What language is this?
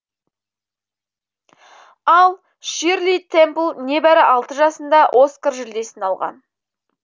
Kazakh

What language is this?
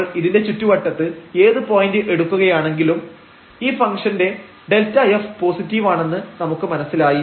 Malayalam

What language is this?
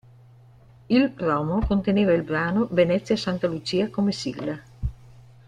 Italian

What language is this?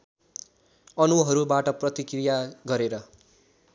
Nepali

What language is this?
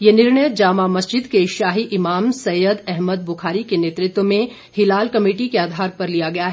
Hindi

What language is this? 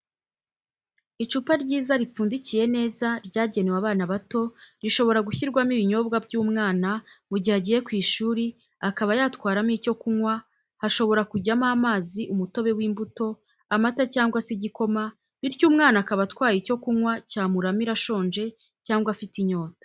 Kinyarwanda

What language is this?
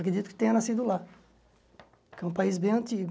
Portuguese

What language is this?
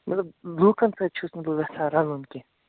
Kashmiri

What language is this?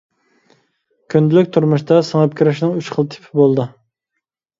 Uyghur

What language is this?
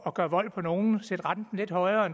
Danish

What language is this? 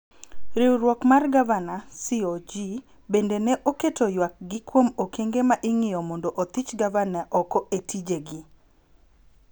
Luo (Kenya and Tanzania)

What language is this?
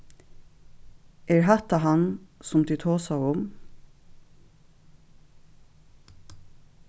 Faroese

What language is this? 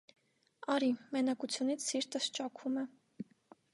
Armenian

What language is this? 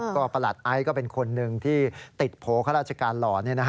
Thai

